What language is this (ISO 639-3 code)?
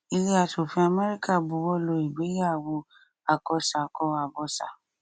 yor